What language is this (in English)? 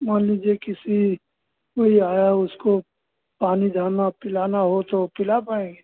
Hindi